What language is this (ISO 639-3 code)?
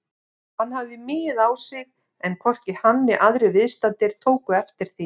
isl